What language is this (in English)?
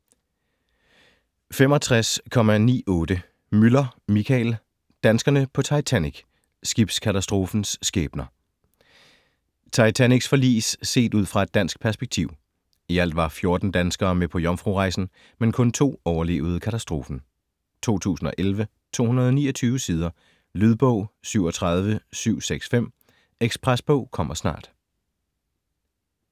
Danish